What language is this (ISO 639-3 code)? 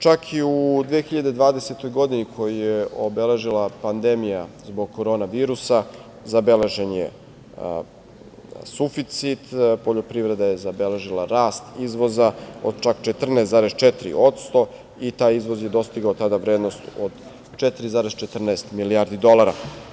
srp